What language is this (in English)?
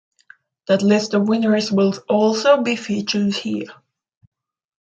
English